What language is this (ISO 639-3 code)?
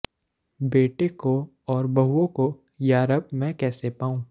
pan